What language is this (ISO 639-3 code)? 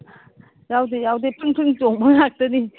mni